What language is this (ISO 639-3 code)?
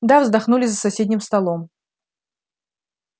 rus